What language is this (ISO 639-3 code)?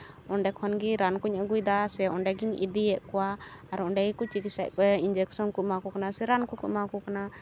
sat